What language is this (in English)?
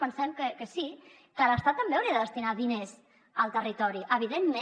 Catalan